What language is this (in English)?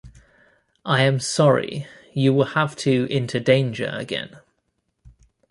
English